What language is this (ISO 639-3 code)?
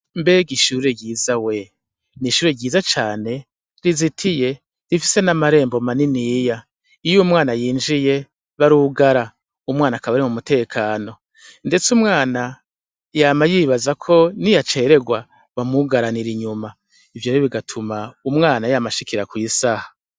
run